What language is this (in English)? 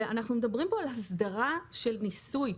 Hebrew